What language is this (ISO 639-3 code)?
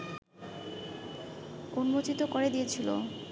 ben